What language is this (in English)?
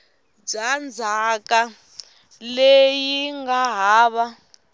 Tsonga